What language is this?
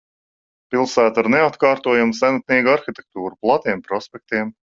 Latvian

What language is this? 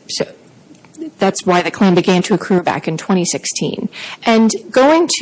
English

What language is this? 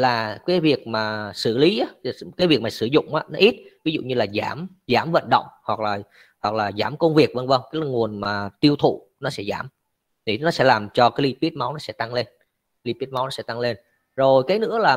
Vietnamese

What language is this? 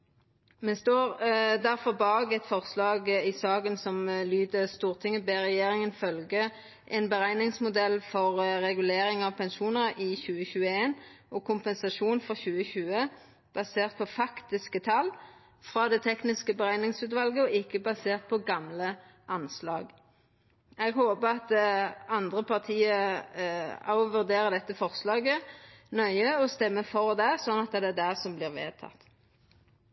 Norwegian Nynorsk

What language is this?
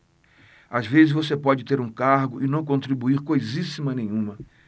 Portuguese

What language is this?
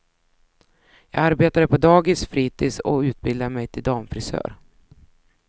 Swedish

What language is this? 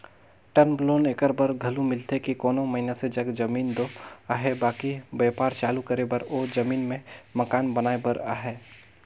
Chhattisgarhi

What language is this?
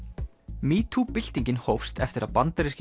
Icelandic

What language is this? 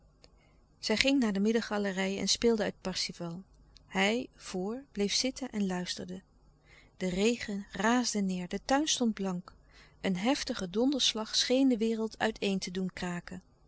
Dutch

